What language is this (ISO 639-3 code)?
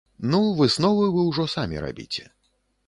bel